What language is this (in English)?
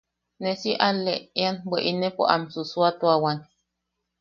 Yaqui